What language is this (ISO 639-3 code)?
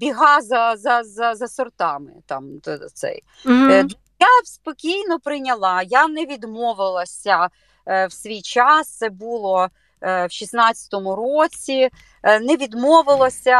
ukr